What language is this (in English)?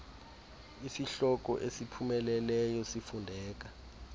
Xhosa